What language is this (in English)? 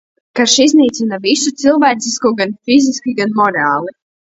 Latvian